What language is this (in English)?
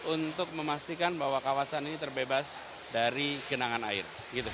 Indonesian